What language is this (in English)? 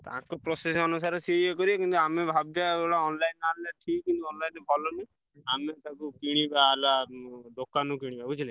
Odia